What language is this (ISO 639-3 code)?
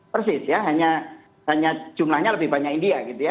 ind